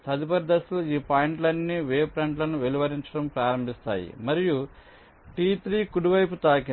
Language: Telugu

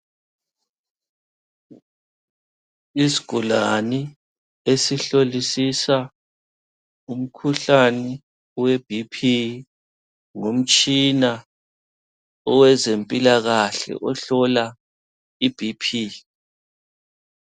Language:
North Ndebele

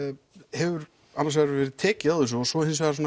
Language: Icelandic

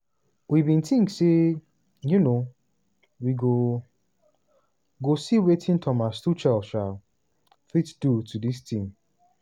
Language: Nigerian Pidgin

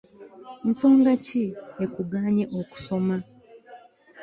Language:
Ganda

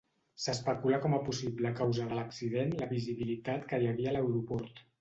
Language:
Catalan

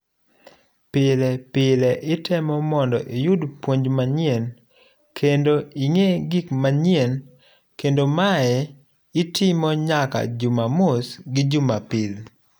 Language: Luo (Kenya and Tanzania)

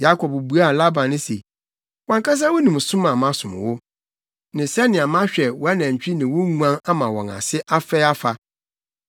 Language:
Akan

